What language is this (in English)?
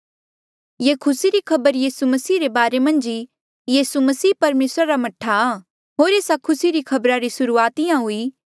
Mandeali